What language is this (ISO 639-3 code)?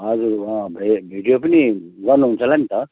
nep